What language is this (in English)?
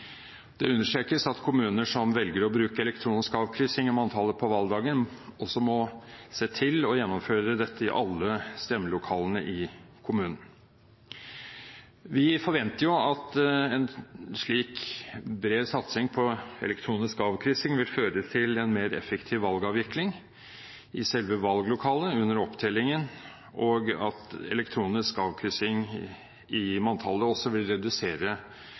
Norwegian Bokmål